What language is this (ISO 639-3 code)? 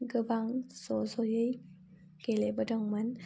brx